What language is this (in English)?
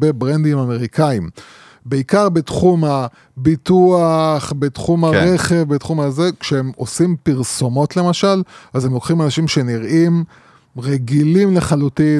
Hebrew